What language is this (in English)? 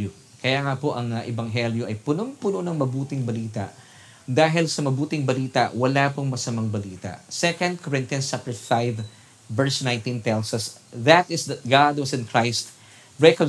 Filipino